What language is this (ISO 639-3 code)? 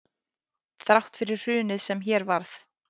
isl